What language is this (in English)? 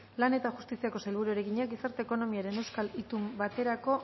Basque